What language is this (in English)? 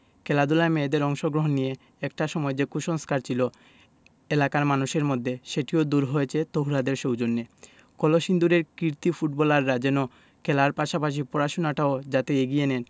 Bangla